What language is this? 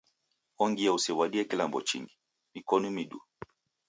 Taita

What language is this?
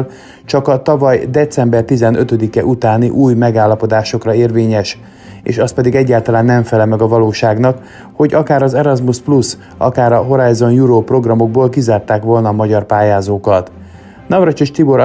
Hungarian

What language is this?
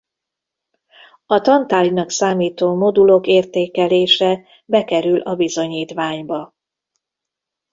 Hungarian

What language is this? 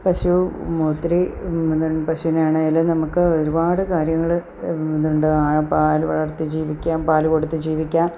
Malayalam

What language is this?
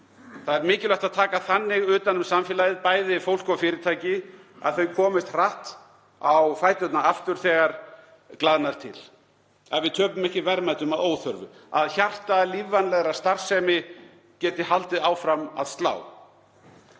Icelandic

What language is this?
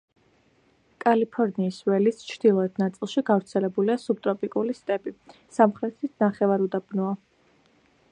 Georgian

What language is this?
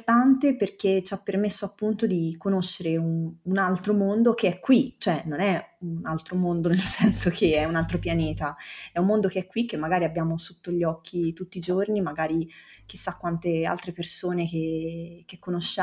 Italian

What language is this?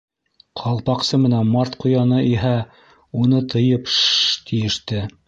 Bashkir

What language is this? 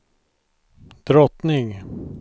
Swedish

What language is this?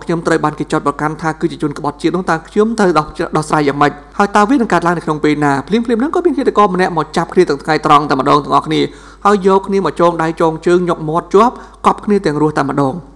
Thai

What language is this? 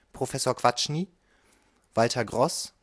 German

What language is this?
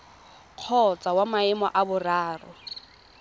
Tswana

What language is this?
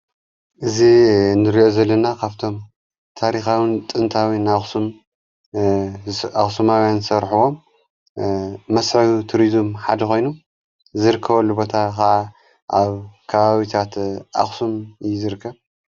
Tigrinya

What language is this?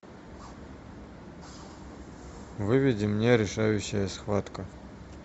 Russian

